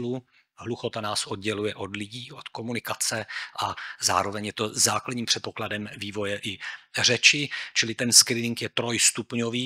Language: Czech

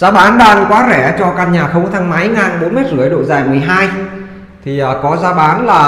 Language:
Vietnamese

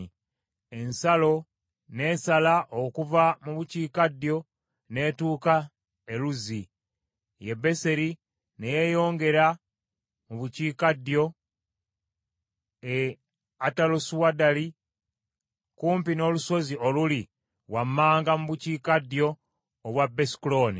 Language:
Ganda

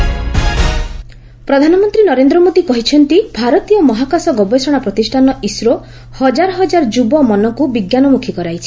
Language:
Odia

